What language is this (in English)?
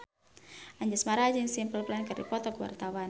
Sundanese